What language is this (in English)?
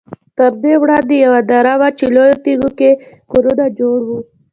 Pashto